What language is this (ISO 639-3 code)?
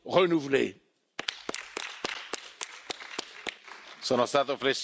ita